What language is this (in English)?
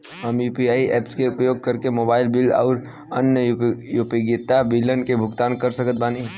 Bhojpuri